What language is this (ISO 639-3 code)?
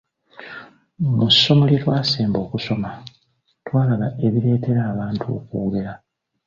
lug